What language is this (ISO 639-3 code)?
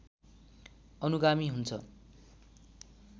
nep